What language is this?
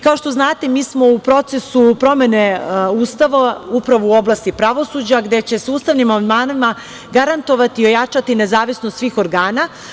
Serbian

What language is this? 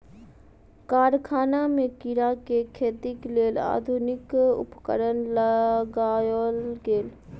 Maithili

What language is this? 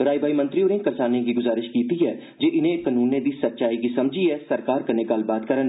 Dogri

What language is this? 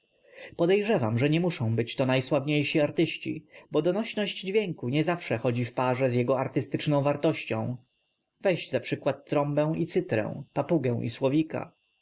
Polish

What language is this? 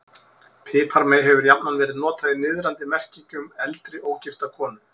Icelandic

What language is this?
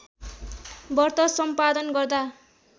Nepali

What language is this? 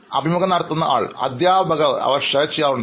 Malayalam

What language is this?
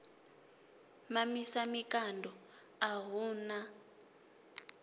Venda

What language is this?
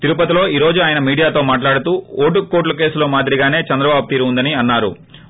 Telugu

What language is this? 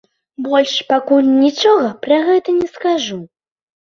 Belarusian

